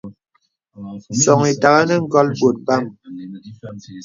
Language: Bebele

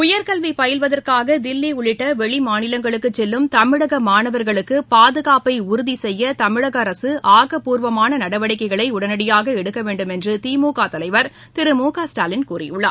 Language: Tamil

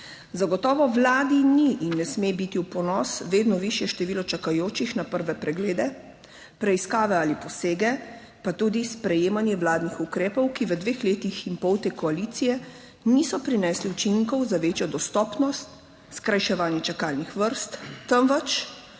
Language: Slovenian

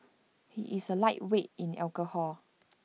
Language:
English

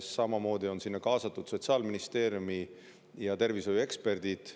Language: Estonian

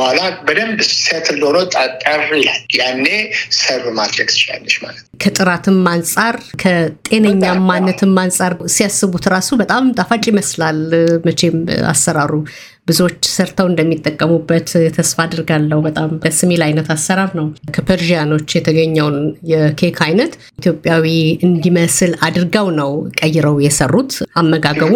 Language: Amharic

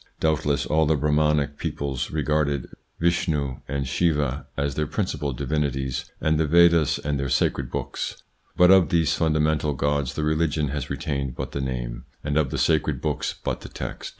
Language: English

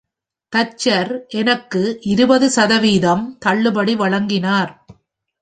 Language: Tamil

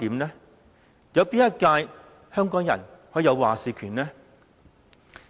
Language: Cantonese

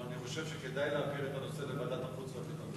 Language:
Hebrew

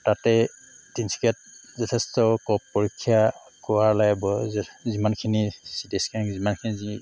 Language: Assamese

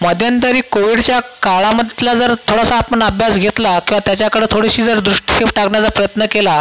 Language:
Marathi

